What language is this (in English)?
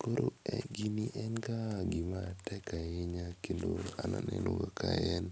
Luo (Kenya and Tanzania)